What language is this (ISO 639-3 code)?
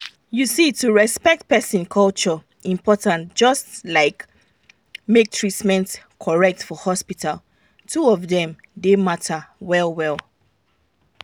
pcm